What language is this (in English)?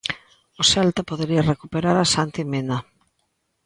Galician